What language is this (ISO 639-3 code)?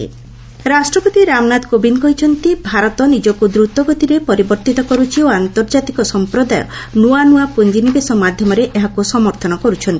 ori